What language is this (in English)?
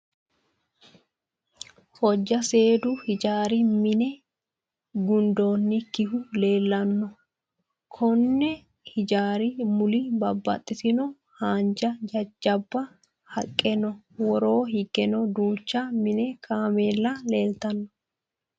Sidamo